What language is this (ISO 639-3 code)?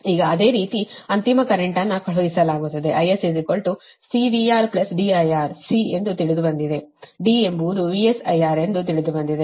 kan